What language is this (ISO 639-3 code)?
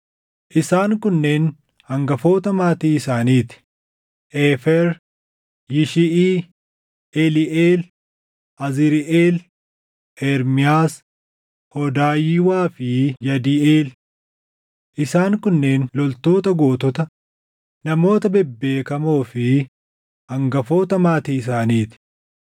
orm